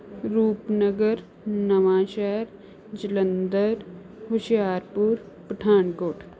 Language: Punjabi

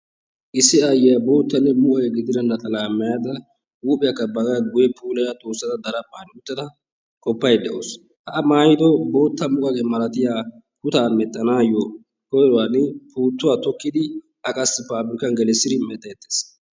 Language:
Wolaytta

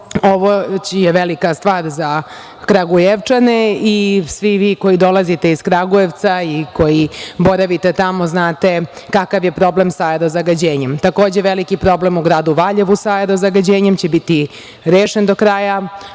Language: Serbian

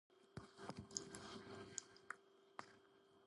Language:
Georgian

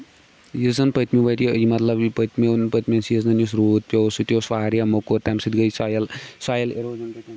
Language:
Kashmiri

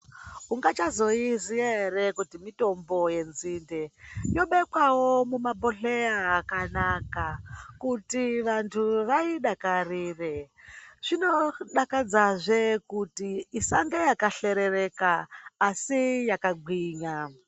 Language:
Ndau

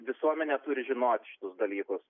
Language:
Lithuanian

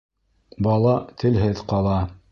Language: Bashkir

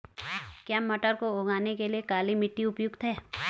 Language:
Hindi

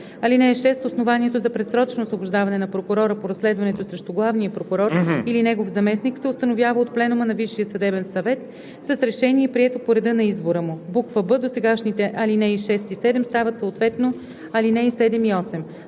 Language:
Bulgarian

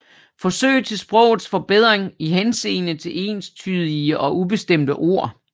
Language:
Danish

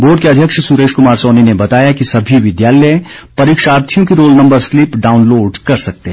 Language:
Hindi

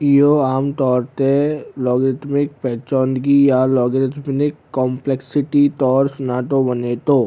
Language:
Sindhi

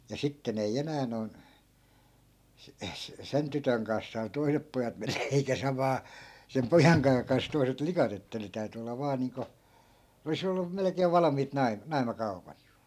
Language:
Finnish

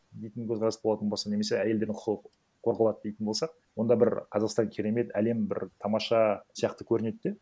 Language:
Kazakh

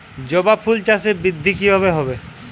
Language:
Bangla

